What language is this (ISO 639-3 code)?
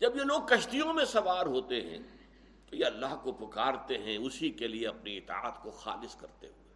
urd